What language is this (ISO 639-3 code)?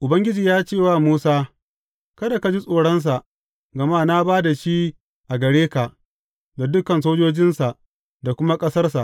hau